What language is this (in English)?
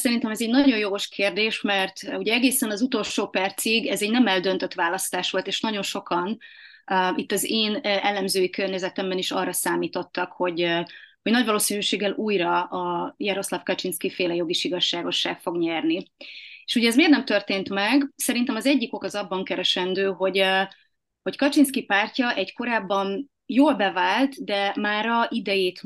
Hungarian